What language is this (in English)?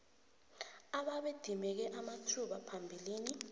South Ndebele